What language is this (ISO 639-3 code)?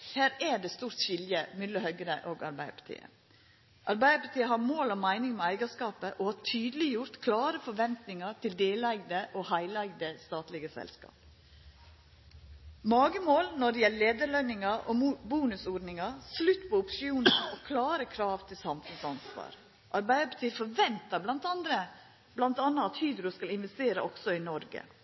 nno